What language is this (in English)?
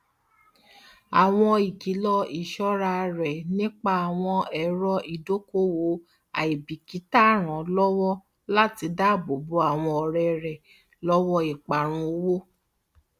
Yoruba